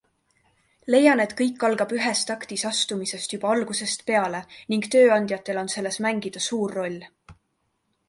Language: Estonian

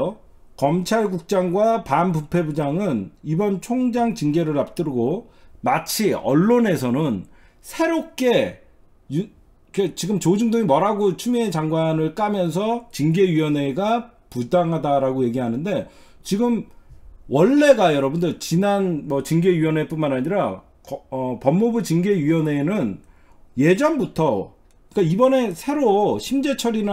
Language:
Korean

